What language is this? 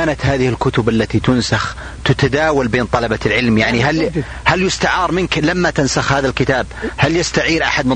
Arabic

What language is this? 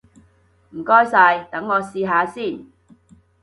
Cantonese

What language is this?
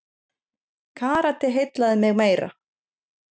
Icelandic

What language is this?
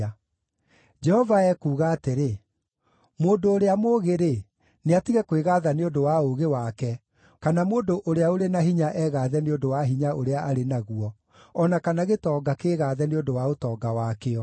Kikuyu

